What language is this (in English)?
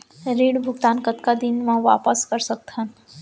Chhattisgarhi